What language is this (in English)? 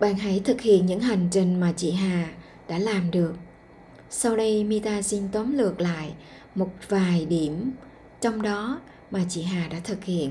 Vietnamese